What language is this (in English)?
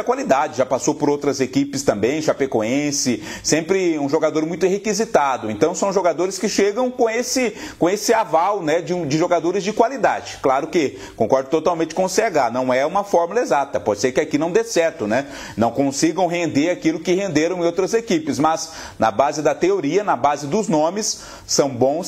Portuguese